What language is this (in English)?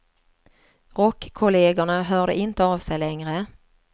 Swedish